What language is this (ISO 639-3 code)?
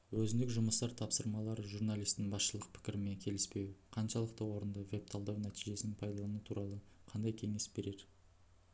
kaz